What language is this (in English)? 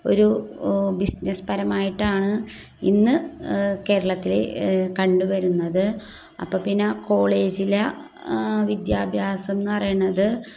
Malayalam